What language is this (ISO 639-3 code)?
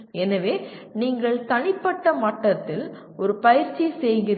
tam